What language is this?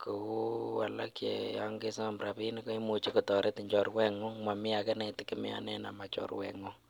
Kalenjin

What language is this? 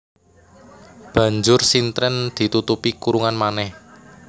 Javanese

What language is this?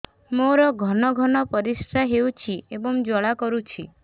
Odia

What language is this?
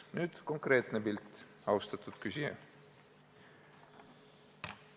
Estonian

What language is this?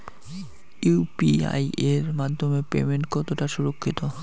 Bangla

